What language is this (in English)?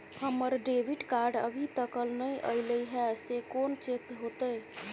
Maithili